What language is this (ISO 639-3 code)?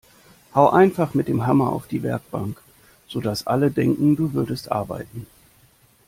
deu